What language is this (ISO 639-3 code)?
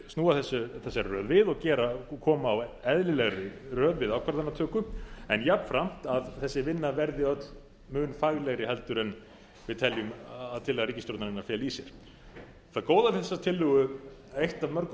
isl